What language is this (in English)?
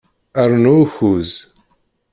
Kabyle